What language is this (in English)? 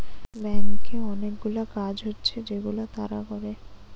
Bangla